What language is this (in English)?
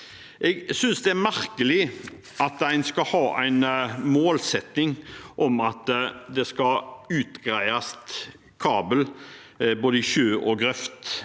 Norwegian